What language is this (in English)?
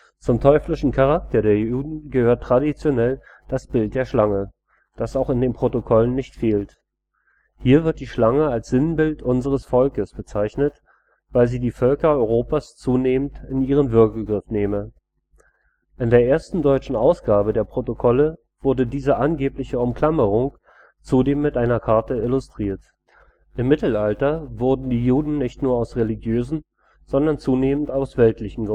German